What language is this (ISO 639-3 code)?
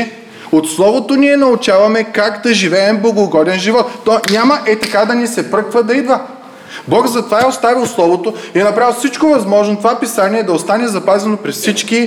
bul